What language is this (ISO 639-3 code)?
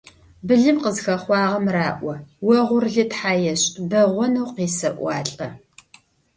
ady